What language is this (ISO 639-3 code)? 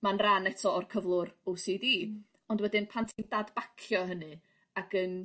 cym